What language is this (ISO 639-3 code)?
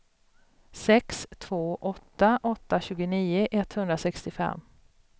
swe